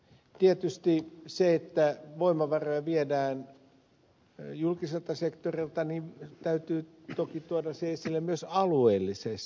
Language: Finnish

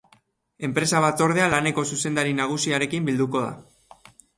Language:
Basque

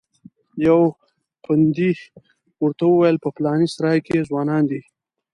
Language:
Pashto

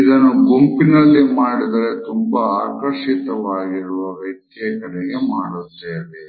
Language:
Kannada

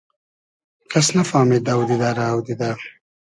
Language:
Hazaragi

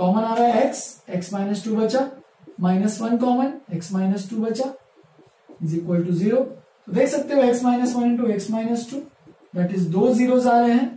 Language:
Hindi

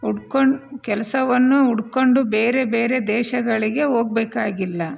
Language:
Kannada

